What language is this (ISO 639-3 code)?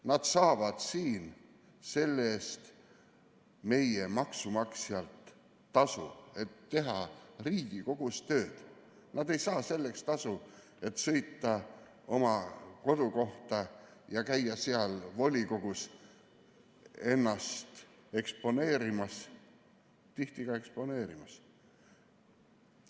est